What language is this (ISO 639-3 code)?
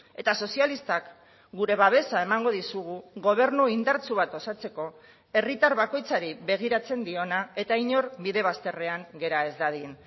eus